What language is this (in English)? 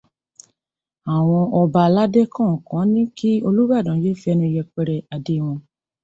Yoruba